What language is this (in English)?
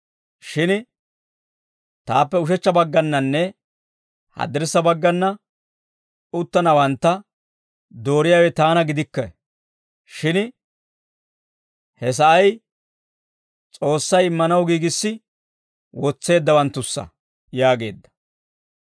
Dawro